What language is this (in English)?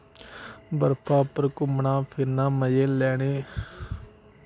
Dogri